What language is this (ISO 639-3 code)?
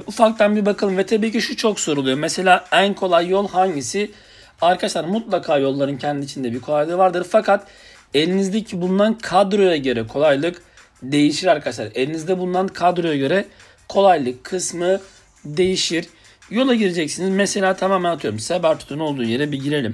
tur